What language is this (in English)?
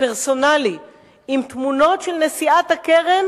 Hebrew